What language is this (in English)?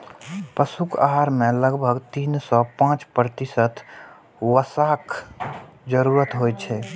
Maithili